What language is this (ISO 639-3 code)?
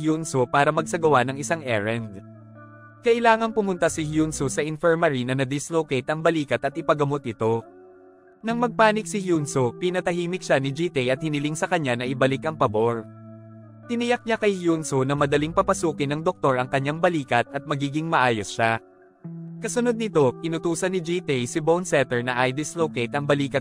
fil